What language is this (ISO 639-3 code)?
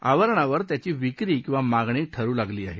mar